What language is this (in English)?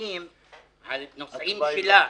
Hebrew